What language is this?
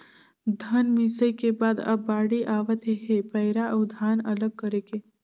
Chhattisgarhi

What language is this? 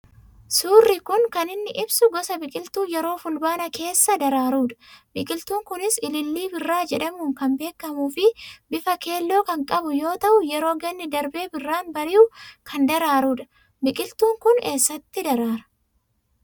Oromo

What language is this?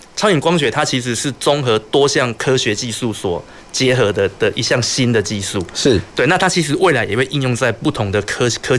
Chinese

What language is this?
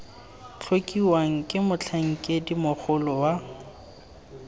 Tswana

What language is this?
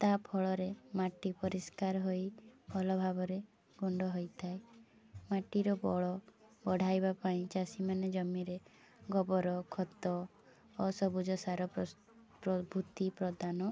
Odia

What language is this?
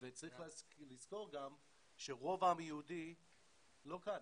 Hebrew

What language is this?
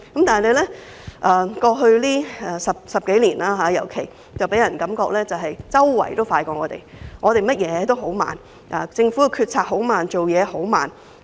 Cantonese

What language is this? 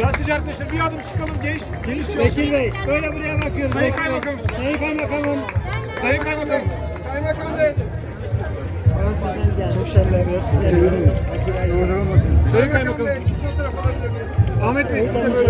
Turkish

